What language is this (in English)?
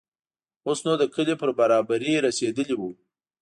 Pashto